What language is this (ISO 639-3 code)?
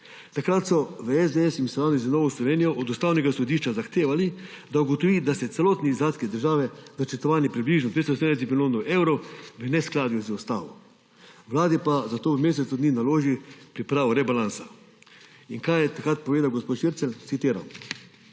slv